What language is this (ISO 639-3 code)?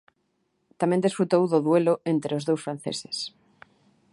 glg